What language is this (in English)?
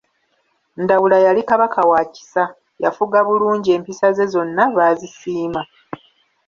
Ganda